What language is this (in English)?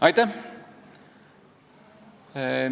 Estonian